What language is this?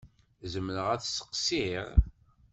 Kabyle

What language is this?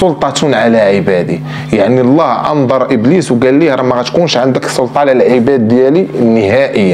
Arabic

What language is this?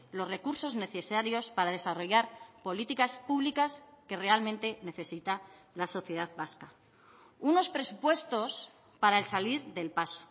Spanish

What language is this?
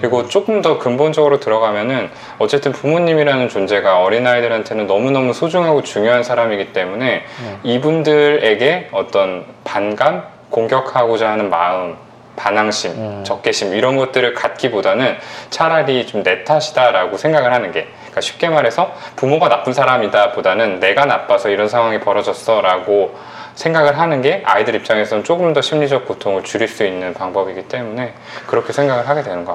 Korean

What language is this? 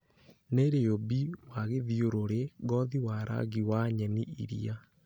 Kikuyu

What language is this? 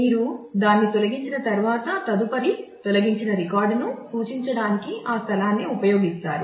Telugu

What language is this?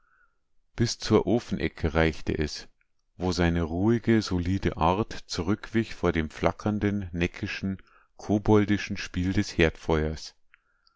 German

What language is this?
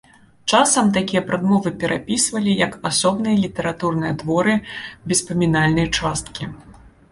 Belarusian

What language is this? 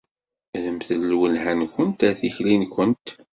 Kabyle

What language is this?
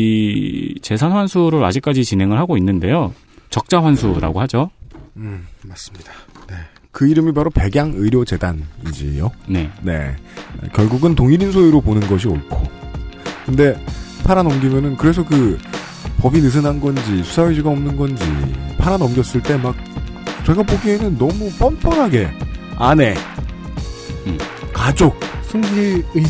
Korean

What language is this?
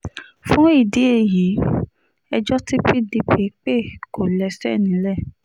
Yoruba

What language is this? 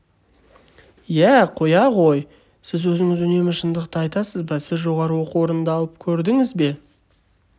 Kazakh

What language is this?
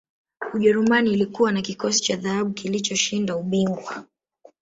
Swahili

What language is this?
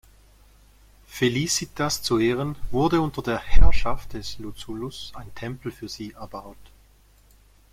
German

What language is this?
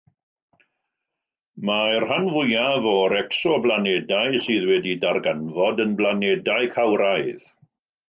Welsh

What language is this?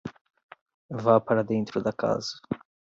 Portuguese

